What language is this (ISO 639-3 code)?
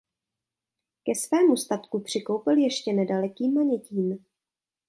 ces